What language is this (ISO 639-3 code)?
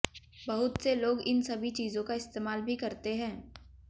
hin